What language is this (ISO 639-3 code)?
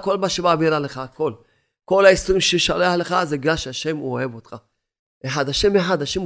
heb